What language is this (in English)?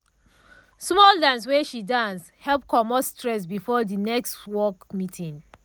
Nigerian Pidgin